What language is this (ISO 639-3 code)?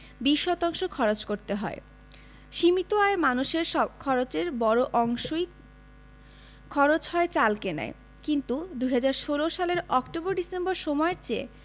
ben